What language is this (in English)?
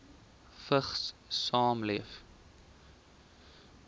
Afrikaans